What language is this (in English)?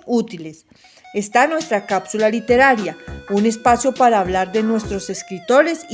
Spanish